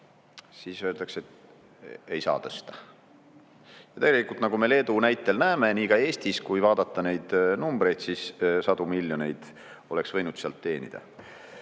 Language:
Estonian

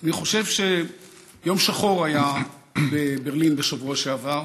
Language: Hebrew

